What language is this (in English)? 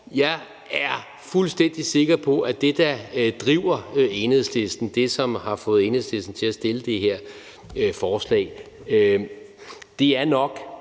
Danish